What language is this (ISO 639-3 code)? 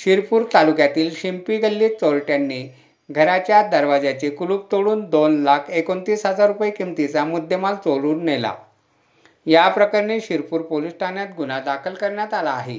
mar